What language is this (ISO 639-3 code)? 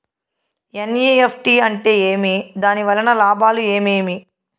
tel